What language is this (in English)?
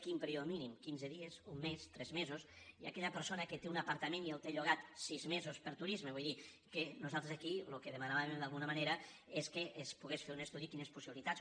Catalan